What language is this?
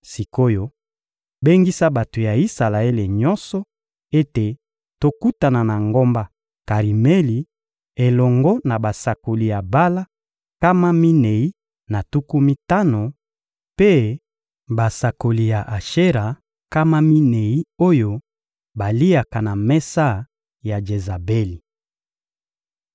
Lingala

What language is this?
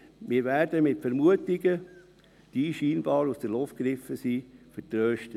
Swiss German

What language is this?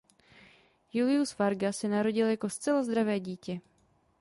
Czech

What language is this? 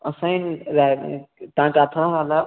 Sindhi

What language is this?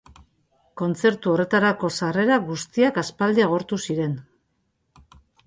Basque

